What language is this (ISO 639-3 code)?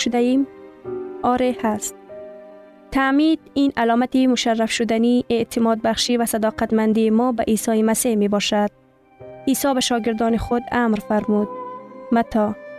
fas